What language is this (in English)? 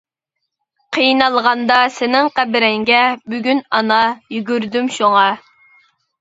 Uyghur